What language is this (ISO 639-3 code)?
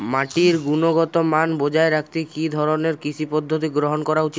ben